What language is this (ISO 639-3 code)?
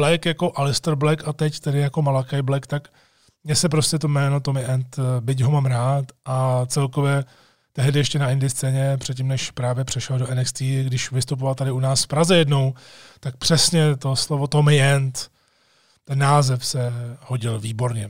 ces